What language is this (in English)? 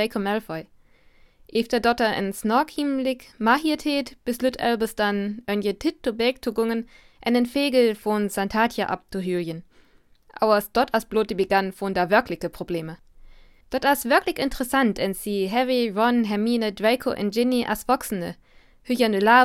German